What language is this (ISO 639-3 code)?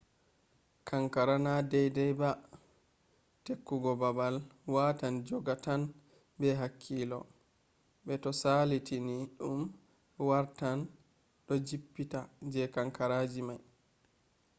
ful